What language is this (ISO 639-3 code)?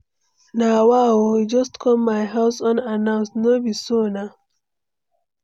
pcm